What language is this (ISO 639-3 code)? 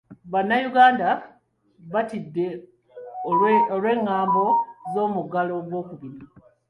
lug